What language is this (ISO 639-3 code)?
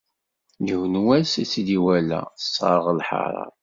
kab